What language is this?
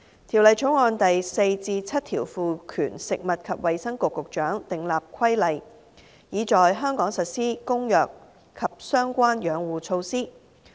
Cantonese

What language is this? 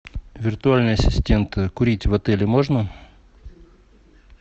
Russian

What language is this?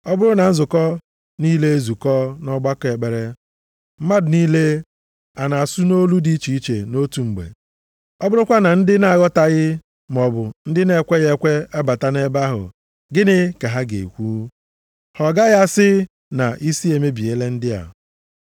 Igbo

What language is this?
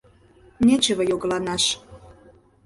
Mari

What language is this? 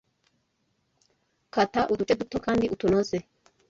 Kinyarwanda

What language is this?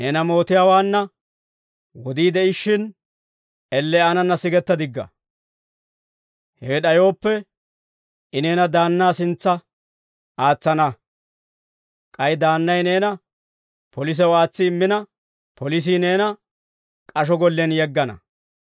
Dawro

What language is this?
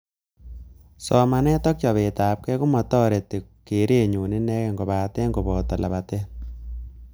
Kalenjin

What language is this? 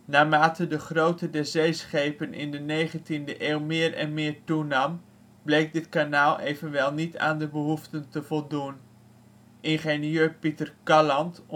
Dutch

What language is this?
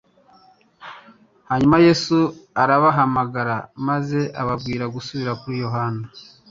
Kinyarwanda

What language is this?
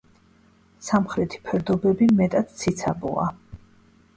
Georgian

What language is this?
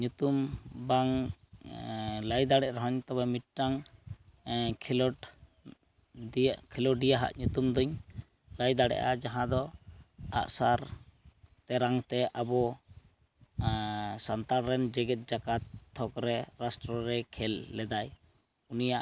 Santali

